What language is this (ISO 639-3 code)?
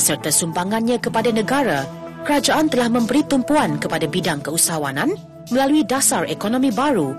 msa